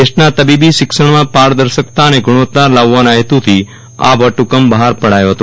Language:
Gujarati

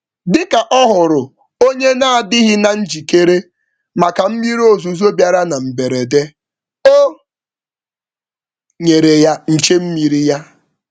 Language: Igbo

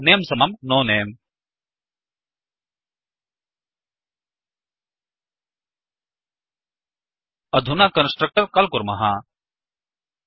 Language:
Sanskrit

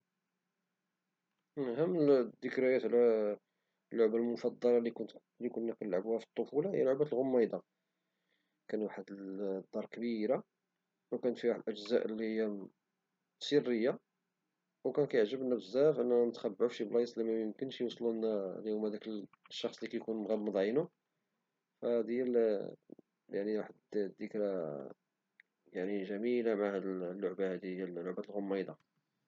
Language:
Moroccan Arabic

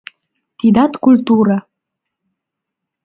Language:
Mari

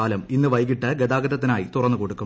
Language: Malayalam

